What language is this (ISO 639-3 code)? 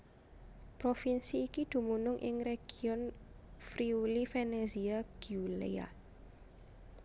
jav